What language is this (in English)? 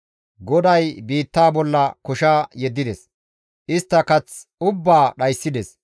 Gamo